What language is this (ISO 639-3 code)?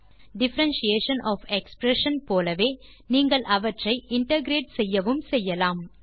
tam